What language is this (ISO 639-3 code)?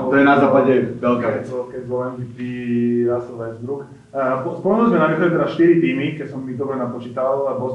slk